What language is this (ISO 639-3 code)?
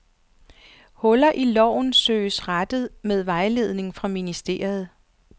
dan